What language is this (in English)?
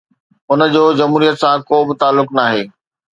Sindhi